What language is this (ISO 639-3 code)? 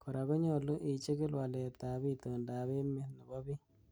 kln